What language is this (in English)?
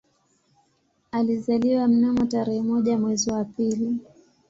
Swahili